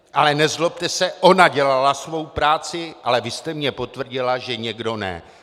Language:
Czech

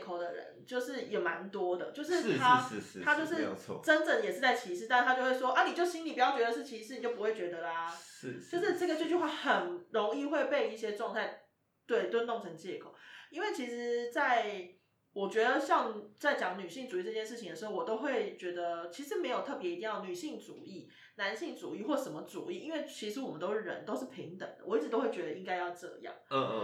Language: Chinese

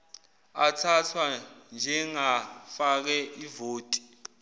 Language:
Zulu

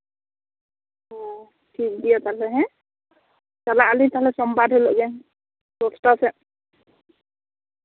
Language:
Santali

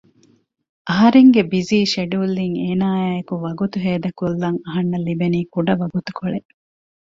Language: Divehi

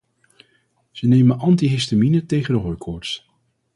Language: Dutch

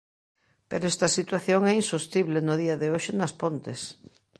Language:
Galician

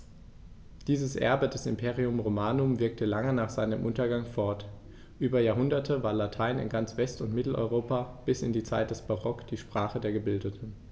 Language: German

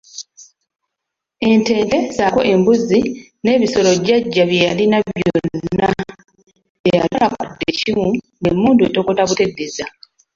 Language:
Ganda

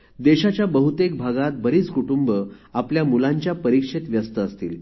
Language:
Marathi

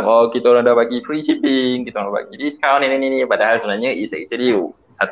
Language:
Malay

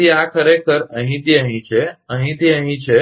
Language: Gujarati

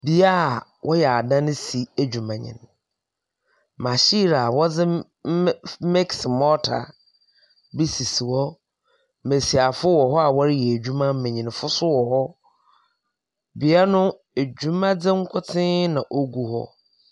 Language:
Akan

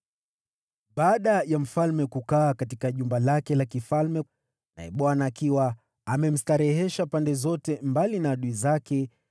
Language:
Swahili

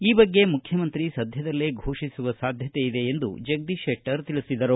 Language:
Kannada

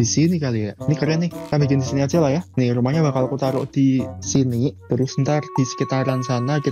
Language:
Indonesian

